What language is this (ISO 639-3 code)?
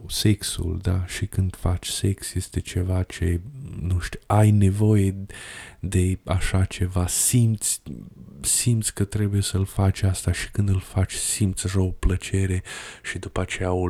ron